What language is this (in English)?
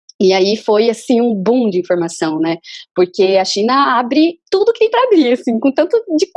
Portuguese